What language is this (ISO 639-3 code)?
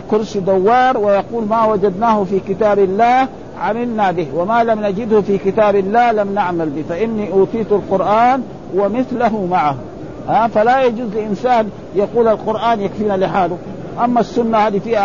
ara